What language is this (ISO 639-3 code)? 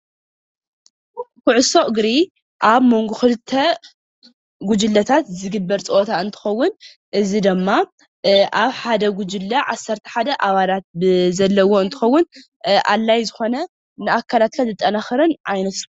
tir